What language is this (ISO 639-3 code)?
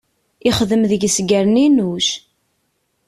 kab